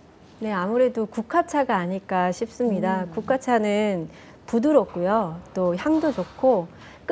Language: Korean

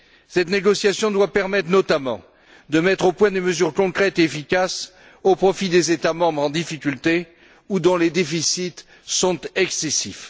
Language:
French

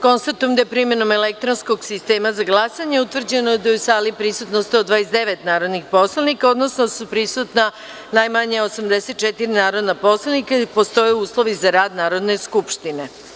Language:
Serbian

